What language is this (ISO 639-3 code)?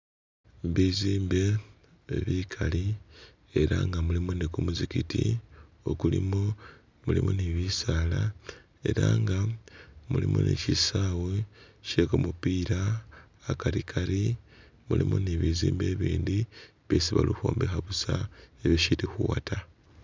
myx